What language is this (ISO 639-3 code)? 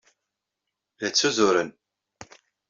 kab